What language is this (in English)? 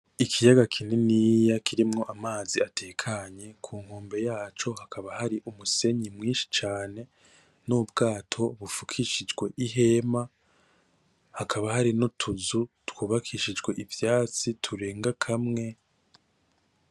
Rundi